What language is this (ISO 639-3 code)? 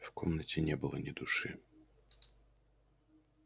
rus